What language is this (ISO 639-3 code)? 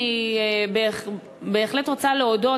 heb